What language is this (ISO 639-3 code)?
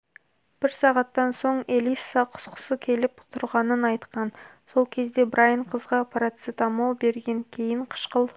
kaz